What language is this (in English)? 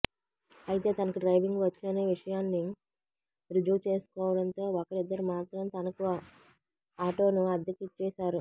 Telugu